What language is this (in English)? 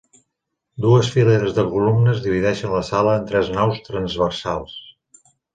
Catalan